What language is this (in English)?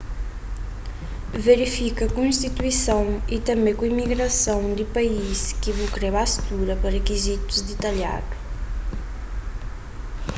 Kabuverdianu